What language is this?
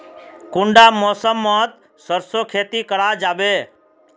Magahi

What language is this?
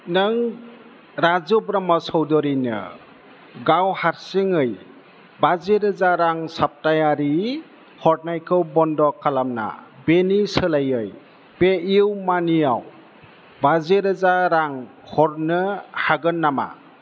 Bodo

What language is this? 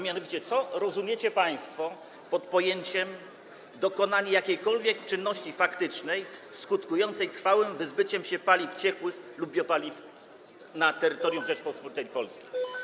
Polish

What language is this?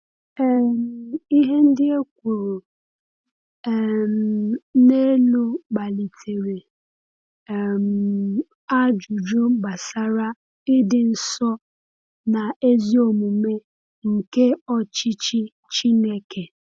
Igbo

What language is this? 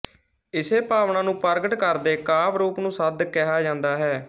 Punjabi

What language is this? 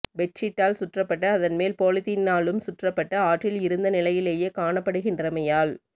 Tamil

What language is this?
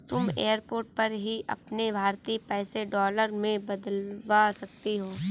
Hindi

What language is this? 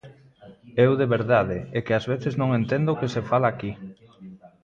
Galician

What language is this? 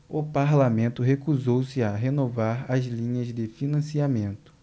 Portuguese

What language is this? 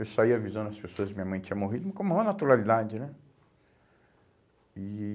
Portuguese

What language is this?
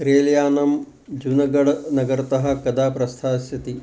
Sanskrit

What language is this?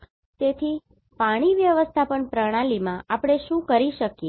Gujarati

